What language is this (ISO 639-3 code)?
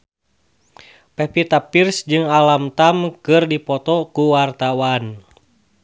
sun